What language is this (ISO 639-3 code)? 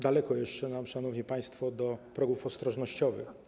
pol